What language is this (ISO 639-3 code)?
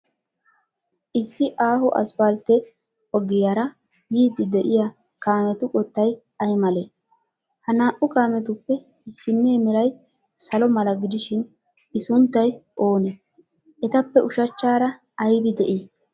wal